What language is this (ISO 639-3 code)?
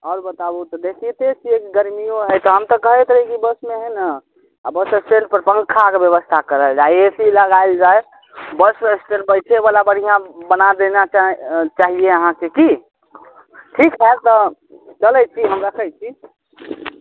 mai